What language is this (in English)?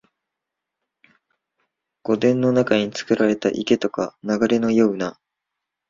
Japanese